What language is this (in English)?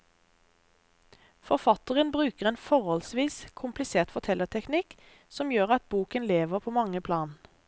Norwegian